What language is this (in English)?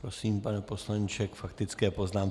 Czech